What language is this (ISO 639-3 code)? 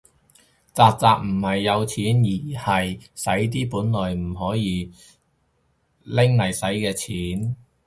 yue